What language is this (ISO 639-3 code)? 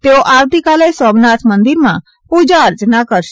guj